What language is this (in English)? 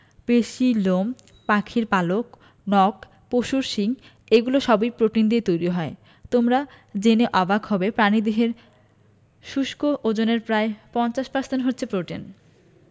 Bangla